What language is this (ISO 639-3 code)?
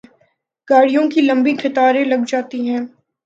urd